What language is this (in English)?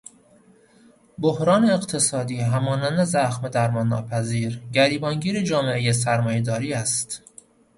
Persian